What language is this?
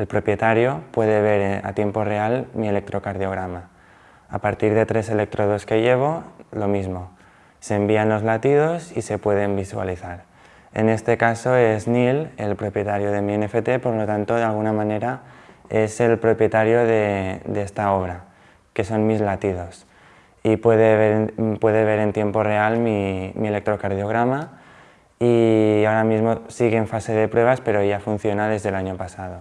Spanish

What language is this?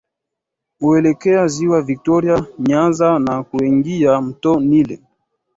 Swahili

